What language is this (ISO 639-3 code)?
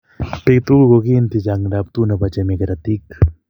kln